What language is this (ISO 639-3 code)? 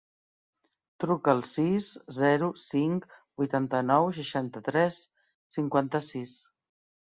cat